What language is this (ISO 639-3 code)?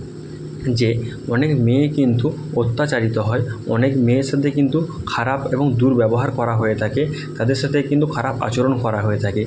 ben